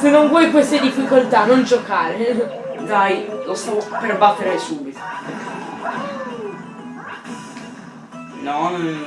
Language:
Italian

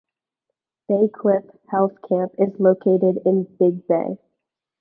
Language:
English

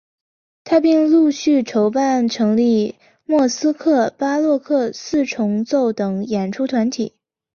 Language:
Chinese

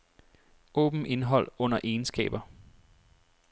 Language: Danish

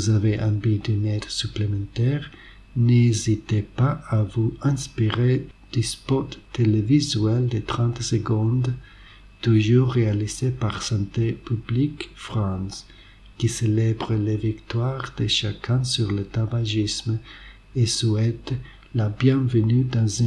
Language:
French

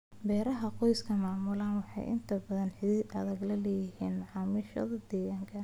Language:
Somali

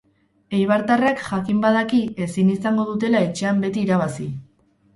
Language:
Basque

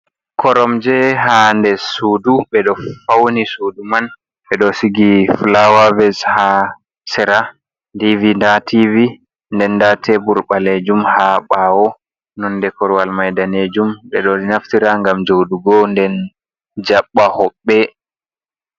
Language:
Fula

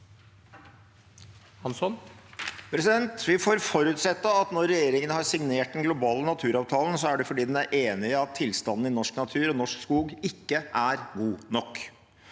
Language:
Norwegian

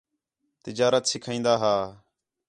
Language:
Khetrani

